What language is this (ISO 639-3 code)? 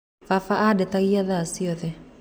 kik